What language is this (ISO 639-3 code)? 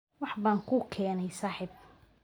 som